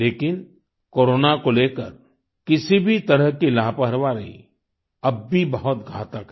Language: Hindi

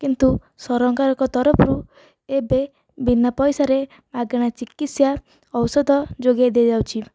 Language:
Odia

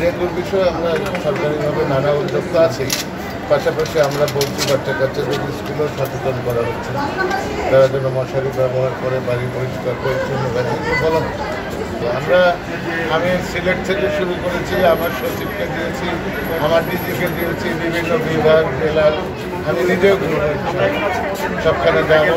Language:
Romanian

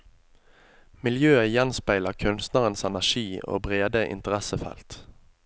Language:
Norwegian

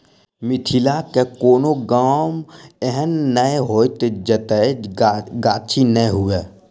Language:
Maithili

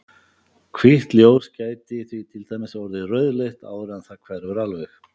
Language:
Icelandic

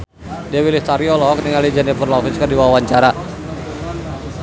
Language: Sundanese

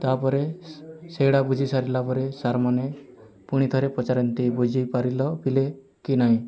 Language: Odia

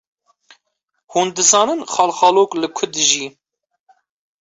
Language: Kurdish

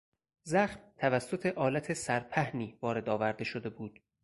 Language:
Persian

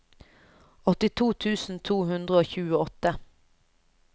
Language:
Norwegian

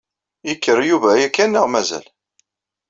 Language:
Kabyle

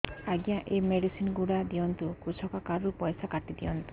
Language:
Odia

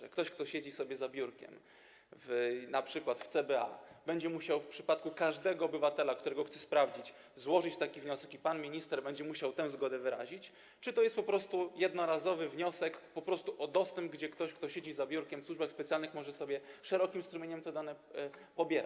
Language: Polish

